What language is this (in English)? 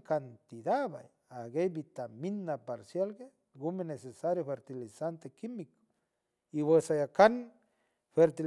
San Francisco Del Mar Huave